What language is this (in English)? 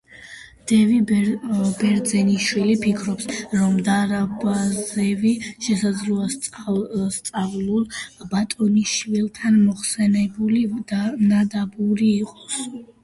Georgian